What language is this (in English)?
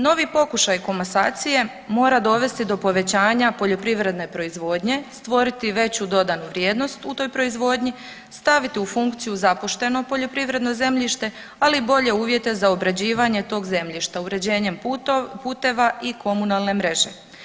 Croatian